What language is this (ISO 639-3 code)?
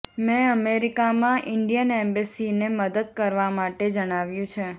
guj